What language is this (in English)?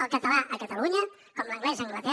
Catalan